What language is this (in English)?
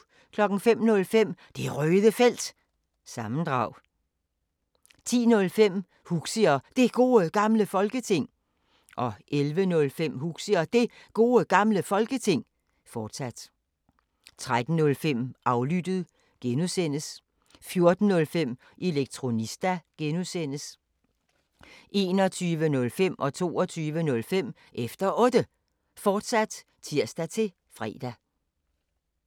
Danish